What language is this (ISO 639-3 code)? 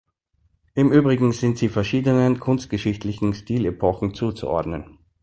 deu